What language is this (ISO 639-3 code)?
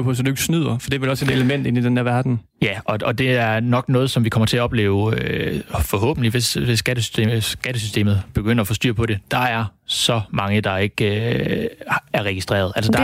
dan